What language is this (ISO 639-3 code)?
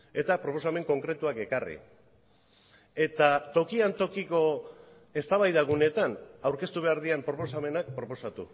eus